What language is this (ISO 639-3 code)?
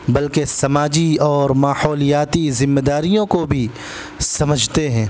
urd